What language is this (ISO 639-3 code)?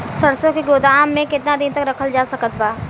bho